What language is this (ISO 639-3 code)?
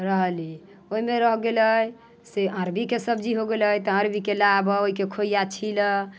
mai